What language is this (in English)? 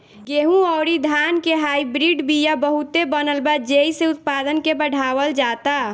Bhojpuri